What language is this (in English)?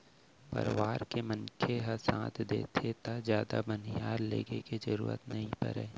Chhattisgarhi